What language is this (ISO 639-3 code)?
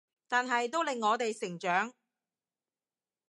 yue